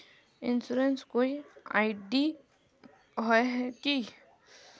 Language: Magahi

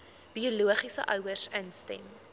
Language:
Afrikaans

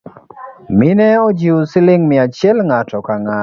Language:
Luo (Kenya and Tanzania)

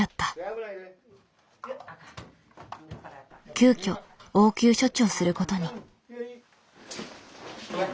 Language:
Japanese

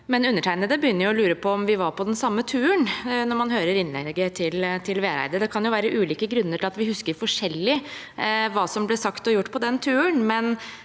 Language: Norwegian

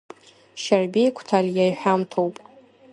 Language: Abkhazian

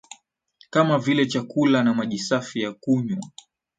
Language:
Swahili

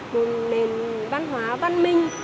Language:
Vietnamese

